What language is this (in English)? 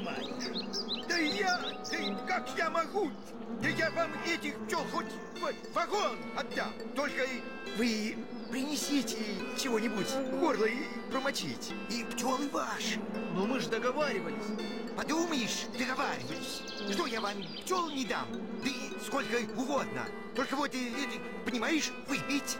Russian